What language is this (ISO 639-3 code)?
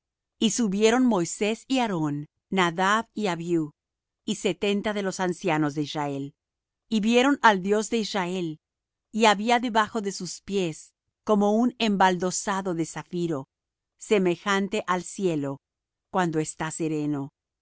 spa